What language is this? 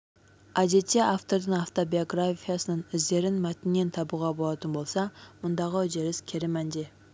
Kazakh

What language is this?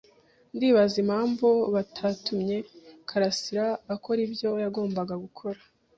Kinyarwanda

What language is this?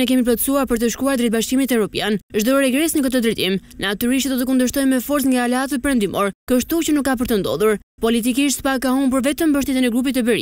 Romanian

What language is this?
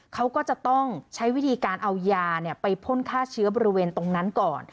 Thai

